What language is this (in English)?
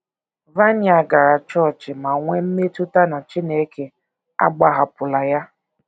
Igbo